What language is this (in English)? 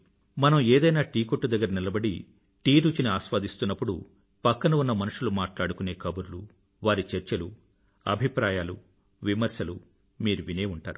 Telugu